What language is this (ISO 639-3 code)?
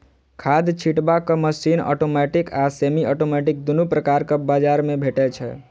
mai